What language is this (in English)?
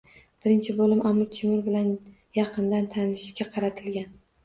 Uzbek